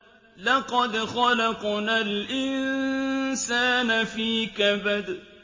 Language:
Arabic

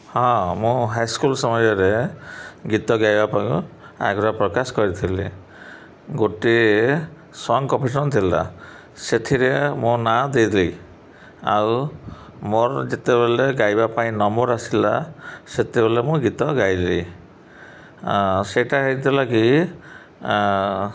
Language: Odia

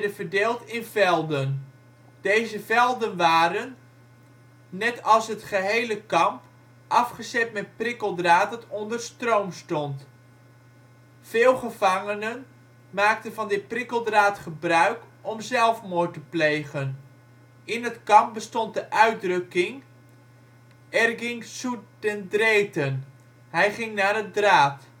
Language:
Dutch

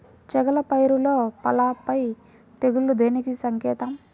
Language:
Telugu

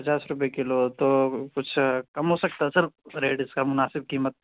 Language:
Urdu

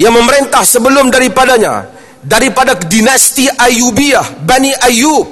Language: Malay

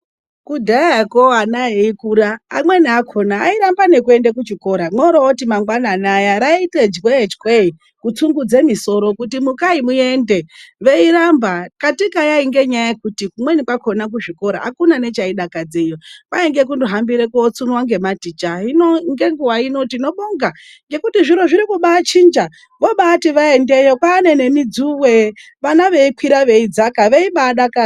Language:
Ndau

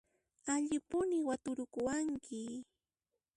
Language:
Puno Quechua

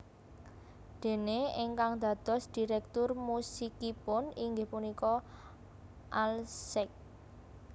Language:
Javanese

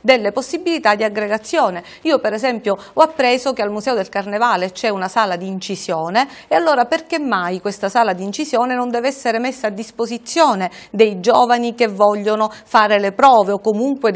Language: Italian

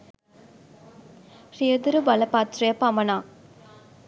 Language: Sinhala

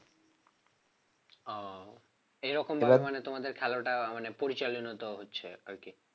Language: Bangla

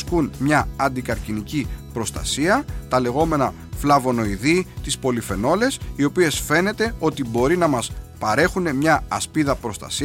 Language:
Greek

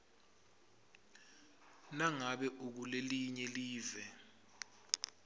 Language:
Swati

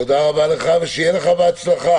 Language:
Hebrew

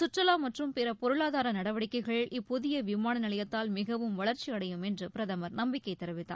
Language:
Tamil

